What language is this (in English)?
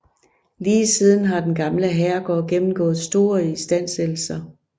Danish